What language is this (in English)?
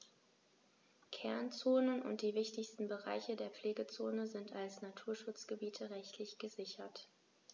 German